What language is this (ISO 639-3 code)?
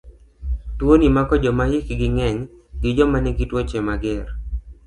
luo